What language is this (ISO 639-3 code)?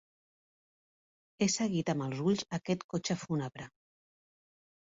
cat